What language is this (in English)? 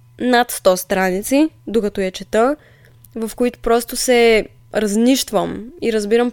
Bulgarian